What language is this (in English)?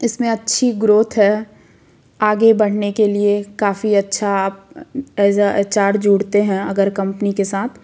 Hindi